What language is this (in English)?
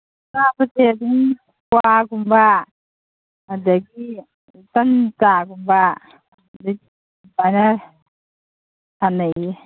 Manipuri